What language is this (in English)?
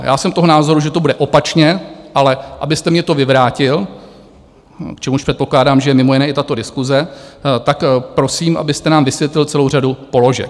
Czech